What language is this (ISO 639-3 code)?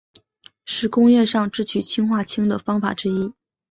zho